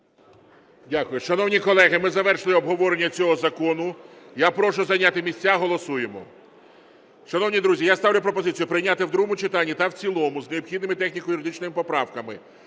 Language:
Ukrainian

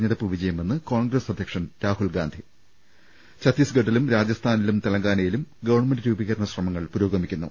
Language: Malayalam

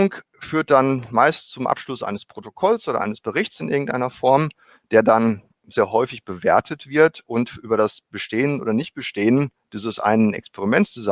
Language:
German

